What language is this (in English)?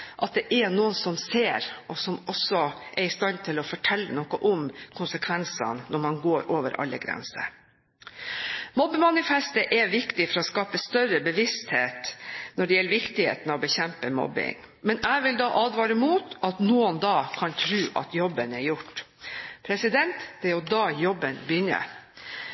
Norwegian Bokmål